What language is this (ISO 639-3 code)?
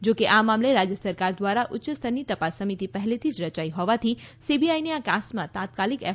guj